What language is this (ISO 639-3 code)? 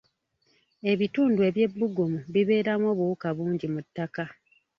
lug